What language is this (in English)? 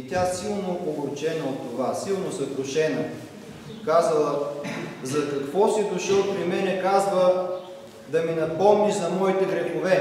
Bulgarian